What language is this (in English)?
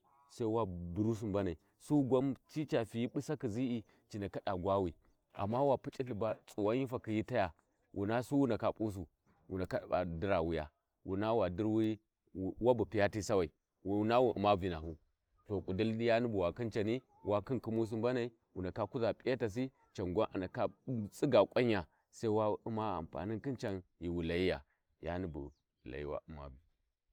Warji